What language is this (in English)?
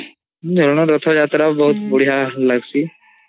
Odia